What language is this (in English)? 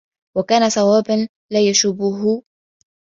Arabic